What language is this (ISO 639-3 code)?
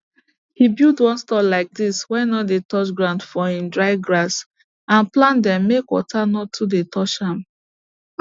pcm